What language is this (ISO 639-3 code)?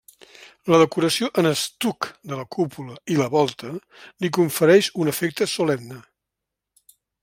cat